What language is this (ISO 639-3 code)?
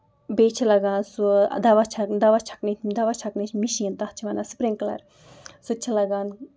kas